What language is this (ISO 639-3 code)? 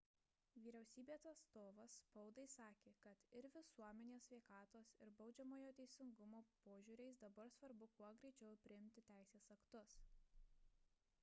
lit